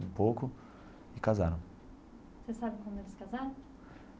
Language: Portuguese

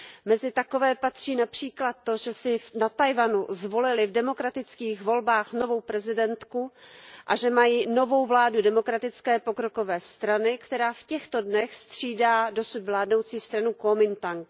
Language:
Czech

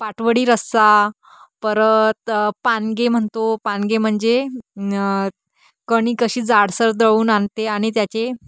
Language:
Marathi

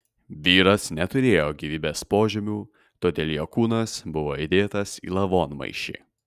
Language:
Lithuanian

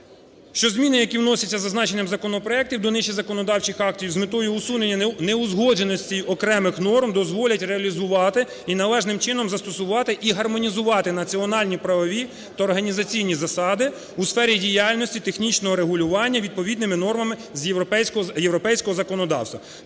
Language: Ukrainian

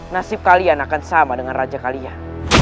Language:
Indonesian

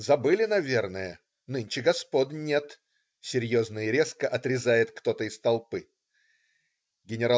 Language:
Russian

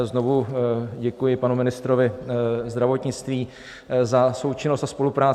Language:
Czech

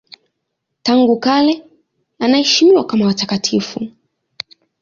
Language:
Swahili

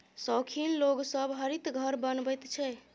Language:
Maithili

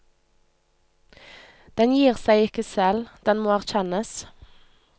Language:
Norwegian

